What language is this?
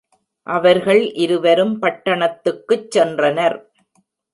Tamil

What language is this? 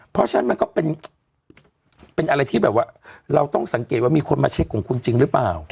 Thai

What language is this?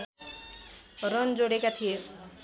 Nepali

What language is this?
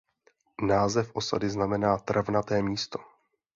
Czech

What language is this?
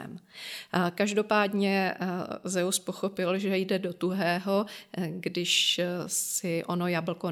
Czech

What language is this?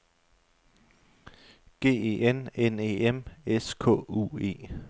Danish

